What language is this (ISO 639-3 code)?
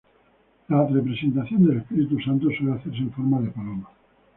spa